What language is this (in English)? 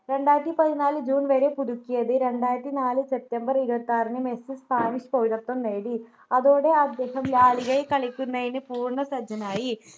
Malayalam